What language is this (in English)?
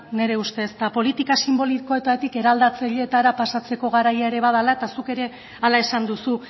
Basque